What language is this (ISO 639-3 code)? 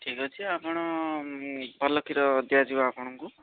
ori